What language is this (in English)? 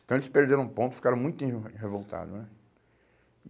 Portuguese